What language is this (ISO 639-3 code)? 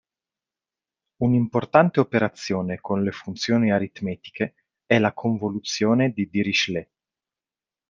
ita